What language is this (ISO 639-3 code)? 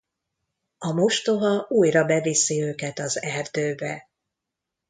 hun